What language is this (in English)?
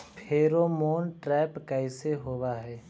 Magahi